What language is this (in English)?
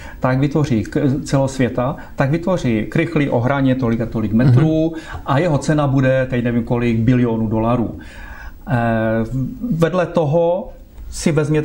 Czech